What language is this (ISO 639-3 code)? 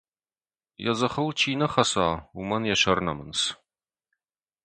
oss